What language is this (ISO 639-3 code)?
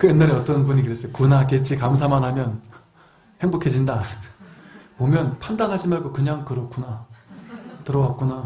kor